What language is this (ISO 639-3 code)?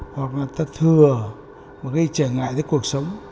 vie